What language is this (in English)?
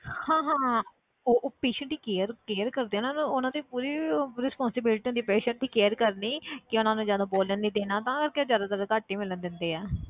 Punjabi